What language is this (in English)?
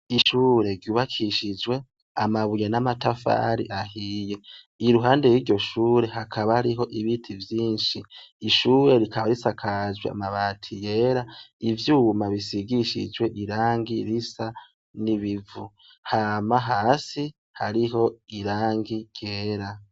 Rundi